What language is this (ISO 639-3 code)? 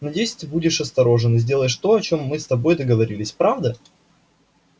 rus